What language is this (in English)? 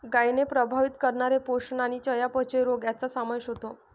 Marathi